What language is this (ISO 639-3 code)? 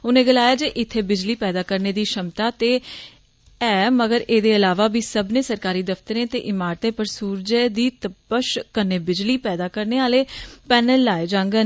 doi